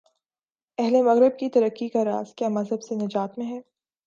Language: Urdu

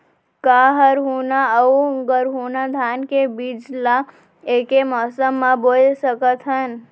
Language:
Chhattisgarhi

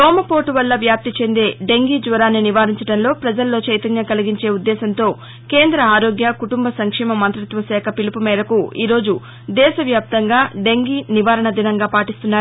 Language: Telugu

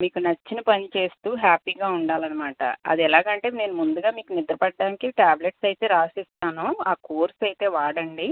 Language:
Telugu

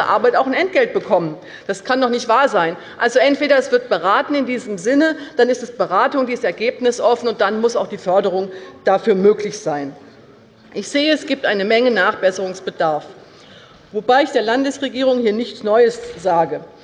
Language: German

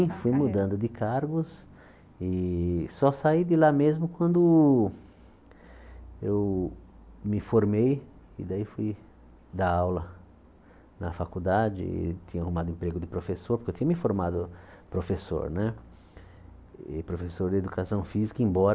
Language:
Portuguese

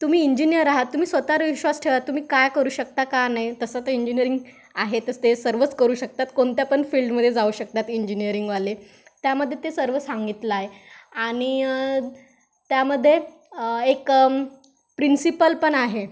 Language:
Marathi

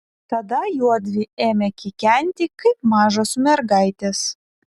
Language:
Lithuanian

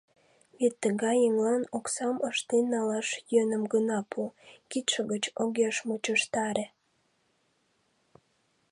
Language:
Mari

